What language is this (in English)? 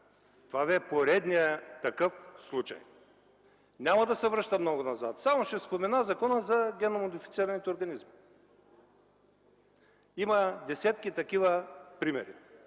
Bulgarian